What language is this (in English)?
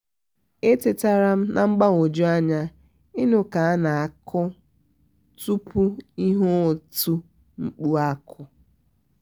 Igbo